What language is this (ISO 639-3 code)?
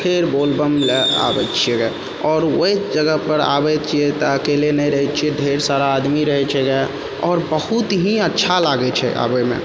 mai